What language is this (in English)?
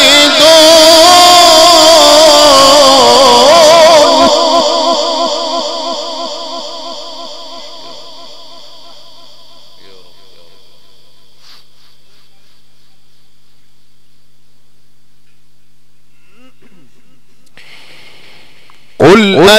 Arabic